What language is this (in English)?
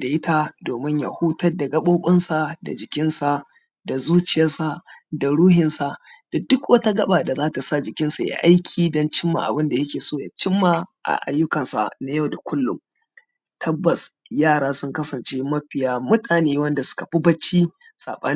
Hausa